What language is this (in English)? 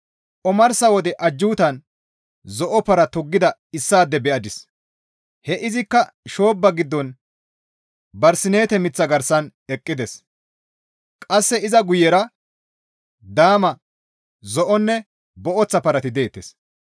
Gamo